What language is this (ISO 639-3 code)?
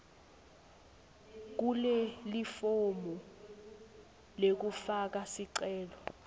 ssw